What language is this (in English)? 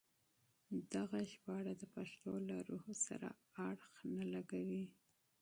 Pashto